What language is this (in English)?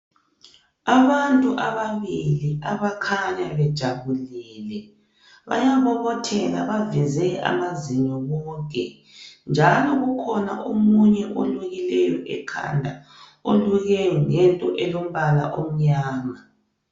North Ndebele